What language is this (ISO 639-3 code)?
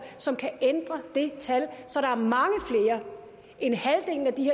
dan